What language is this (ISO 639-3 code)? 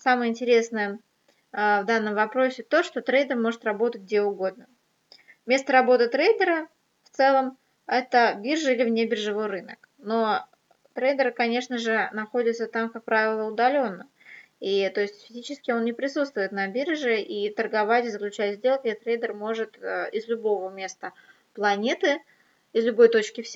rus